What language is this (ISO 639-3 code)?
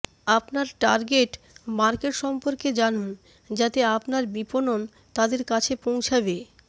ben